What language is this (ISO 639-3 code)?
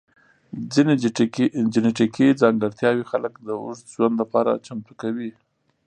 pus